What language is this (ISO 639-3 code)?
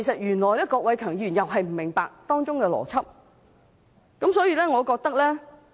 yue